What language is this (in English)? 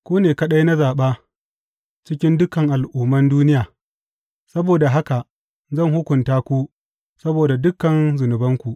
Hausa